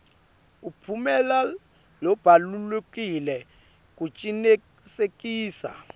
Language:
Swati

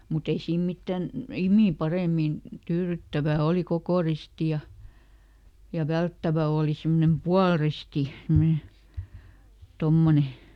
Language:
Finnish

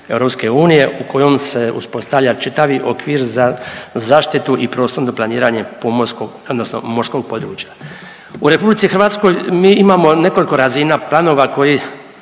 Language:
Croatian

